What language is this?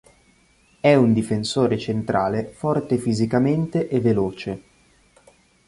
Italian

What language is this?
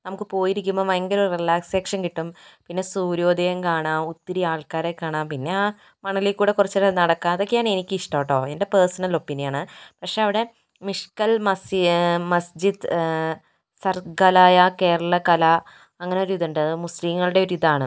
Malayalam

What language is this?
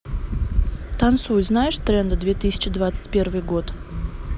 Russian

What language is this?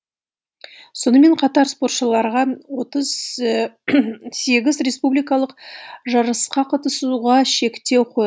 Kazakh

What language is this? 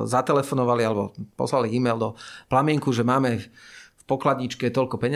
Slovak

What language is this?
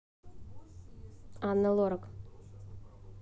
Russian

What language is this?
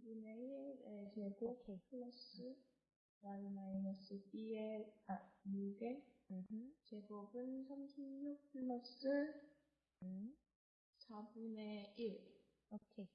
Korean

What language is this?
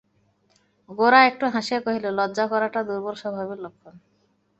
Bangla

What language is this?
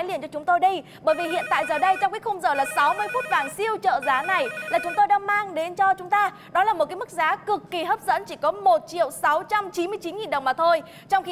Vietnamese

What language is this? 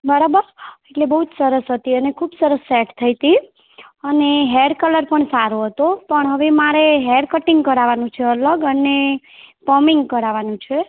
Gujarati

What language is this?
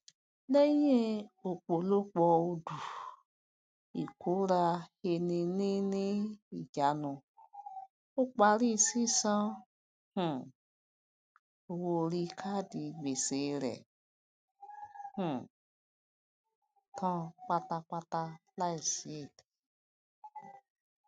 Yoruba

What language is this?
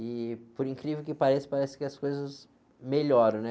Portuguese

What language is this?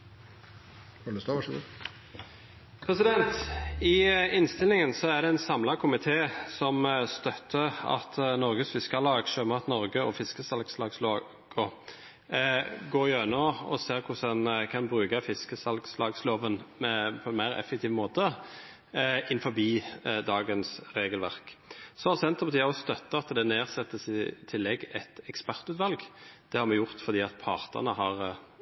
Norwegian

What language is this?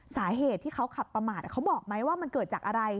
Thai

